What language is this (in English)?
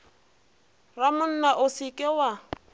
Northern Sotho